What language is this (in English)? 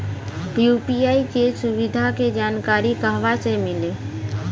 Bhojpuri